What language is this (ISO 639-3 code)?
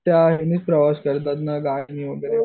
mar